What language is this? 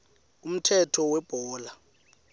Swati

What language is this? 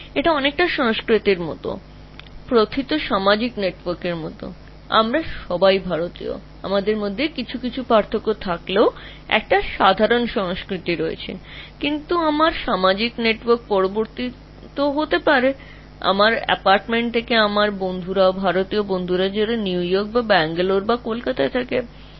Bangla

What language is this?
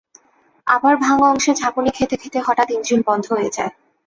Bangla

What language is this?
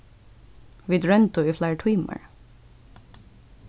Faroese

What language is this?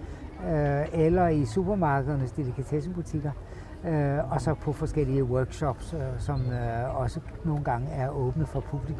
Danish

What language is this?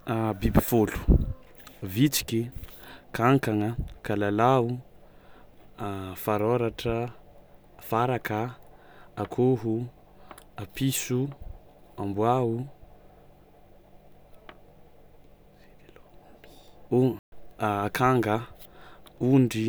Tsimihety Malagasy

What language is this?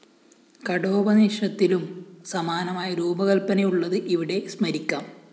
Malayalam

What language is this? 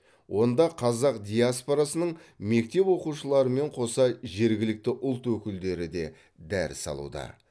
Kazakh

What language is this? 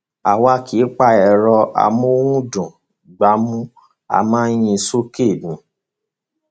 Yoruba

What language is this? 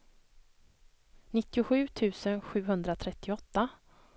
Swedish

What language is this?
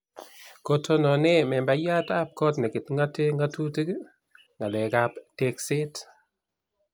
Kalenjin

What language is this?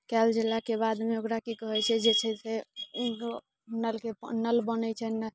Maithili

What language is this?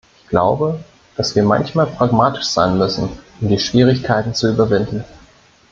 German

